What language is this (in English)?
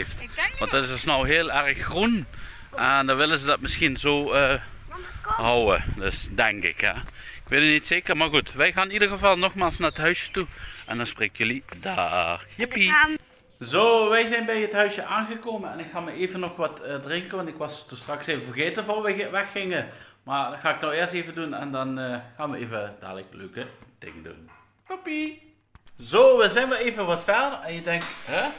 Dutch